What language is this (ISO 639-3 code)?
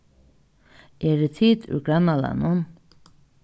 fao